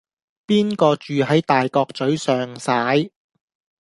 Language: Cantonese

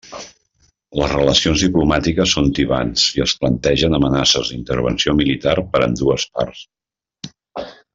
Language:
Catalan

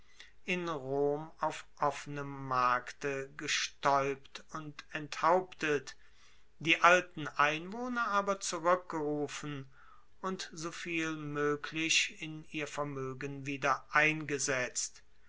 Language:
German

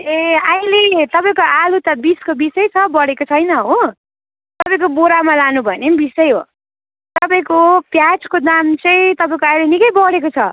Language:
Nepali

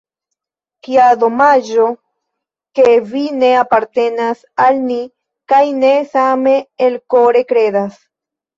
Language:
Esperanto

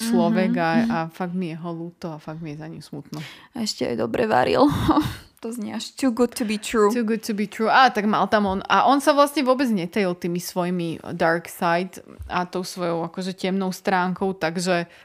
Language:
Slovak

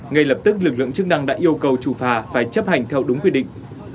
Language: Vietnamese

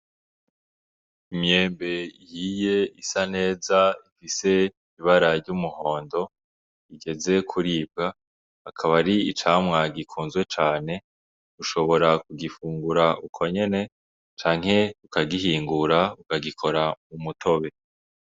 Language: Rundi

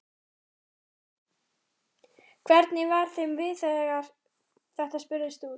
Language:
Icelandic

